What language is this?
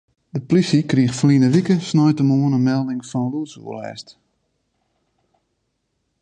Western Frisian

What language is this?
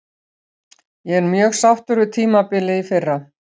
Icelandic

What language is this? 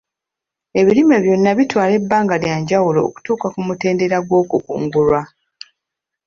Ganda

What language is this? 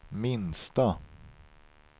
Swedish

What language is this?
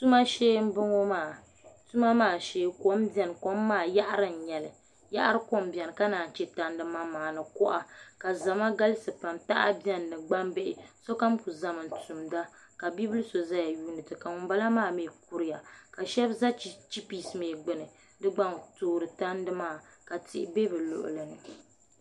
Dagbani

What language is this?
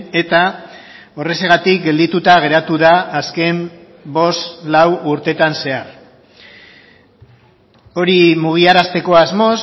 Basque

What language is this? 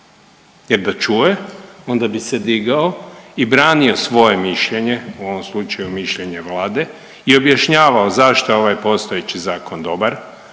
Croatian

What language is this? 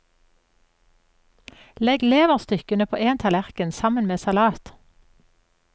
Norwegian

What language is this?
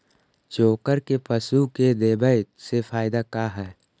Magahi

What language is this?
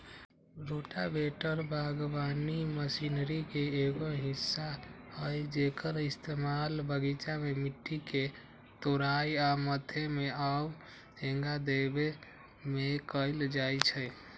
Magahi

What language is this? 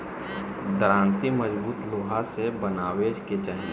Bhojpuri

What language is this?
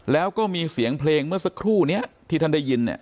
Thai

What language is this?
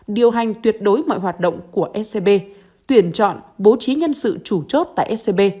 Vietnamese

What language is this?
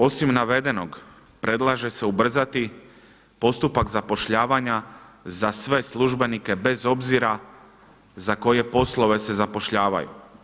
Croatian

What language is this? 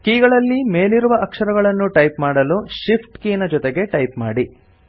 Kannada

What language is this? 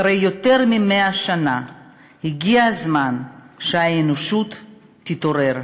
Hebrew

